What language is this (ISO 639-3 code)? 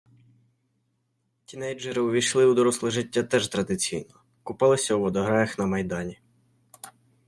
ukr